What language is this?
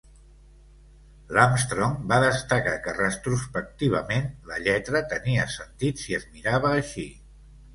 Catalan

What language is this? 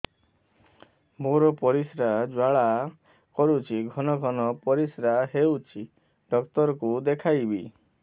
Odia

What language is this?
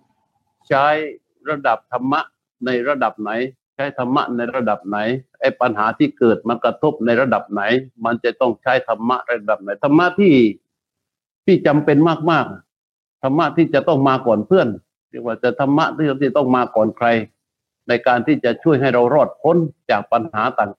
Thai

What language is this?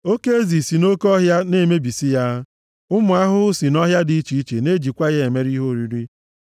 Igbo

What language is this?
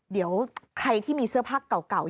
Thai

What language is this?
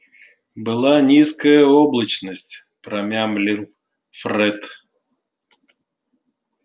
Russian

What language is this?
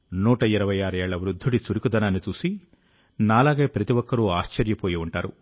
Telugu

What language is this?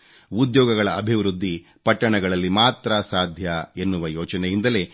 Kannada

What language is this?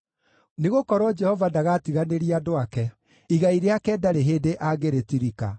Kikuyu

